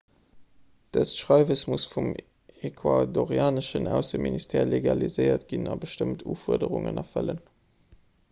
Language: Luxembourgish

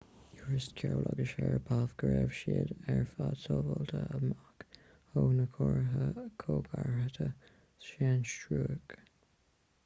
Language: Irish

